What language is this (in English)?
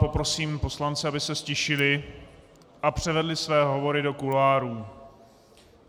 Czech